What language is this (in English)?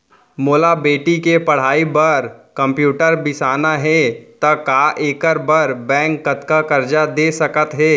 Chhattisgarhi